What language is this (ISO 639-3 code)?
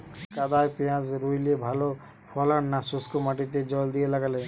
ben